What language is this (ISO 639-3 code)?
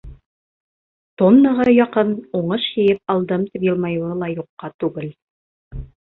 bak